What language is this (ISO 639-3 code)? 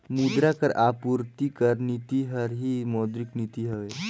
hne